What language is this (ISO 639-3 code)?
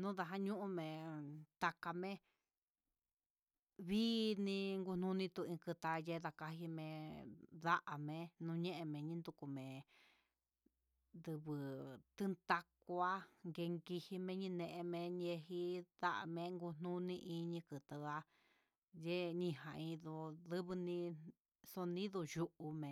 mxs